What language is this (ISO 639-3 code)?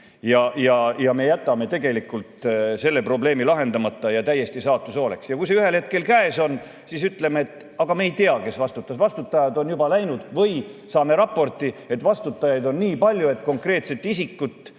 est